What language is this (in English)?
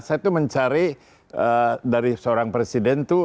Indonesian